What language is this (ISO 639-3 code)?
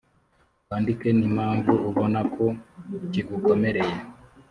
kin